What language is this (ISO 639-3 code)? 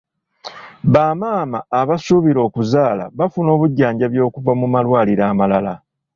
lug